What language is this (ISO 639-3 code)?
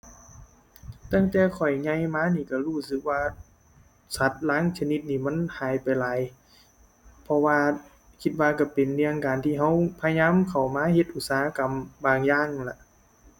tha